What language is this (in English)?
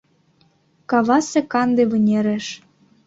Mari